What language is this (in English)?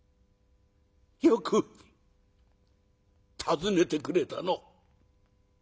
Japanese